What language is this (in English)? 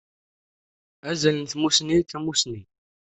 Kabyle